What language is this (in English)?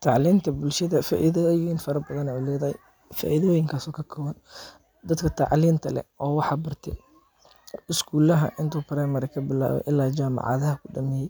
Somali